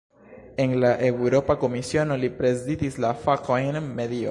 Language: Esperanto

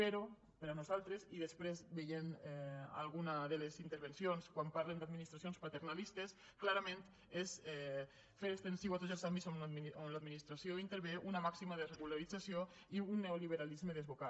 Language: Catalan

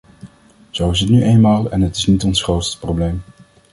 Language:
Dutch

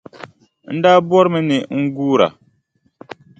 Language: Dagbani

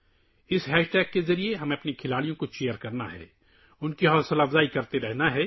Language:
Urdu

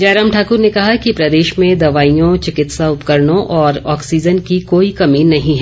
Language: Hindi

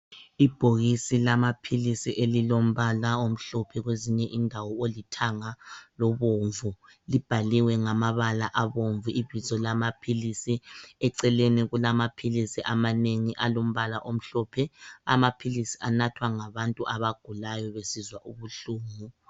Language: North Ndebele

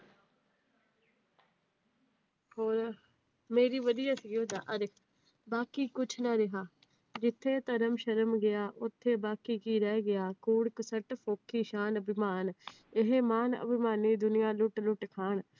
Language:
Punjabi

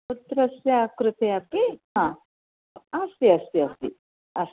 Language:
Sanskrit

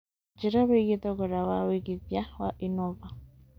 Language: Kikuyu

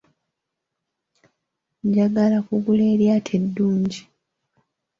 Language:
Ganda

